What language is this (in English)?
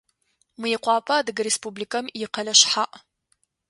Adyghe